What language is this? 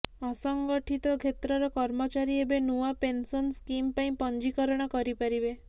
Odia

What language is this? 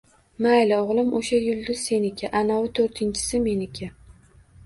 Uzbek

